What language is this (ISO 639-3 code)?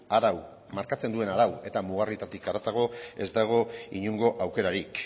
eus